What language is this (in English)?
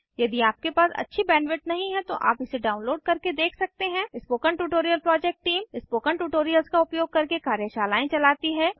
Hindi